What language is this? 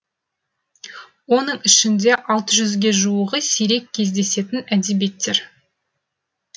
Kazakh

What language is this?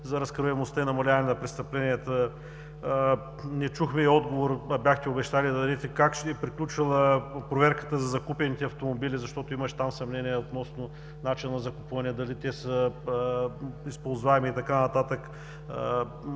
Bulgarian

